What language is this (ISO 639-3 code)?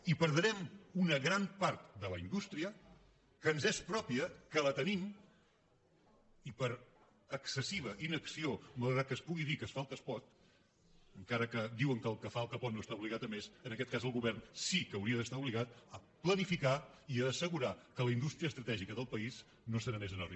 cat